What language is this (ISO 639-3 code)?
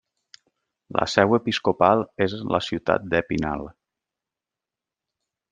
cat